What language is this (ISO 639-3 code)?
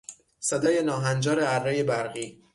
fas